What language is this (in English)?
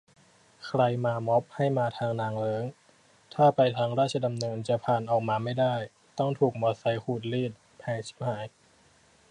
Thai